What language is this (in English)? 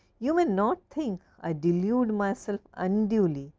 English